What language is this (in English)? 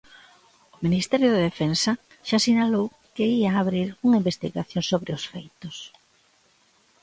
Galician